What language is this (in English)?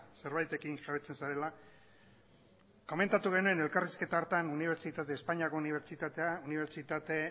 Basque